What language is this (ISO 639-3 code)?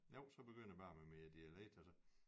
dan